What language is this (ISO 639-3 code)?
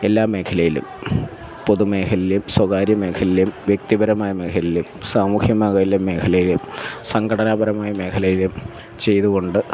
mal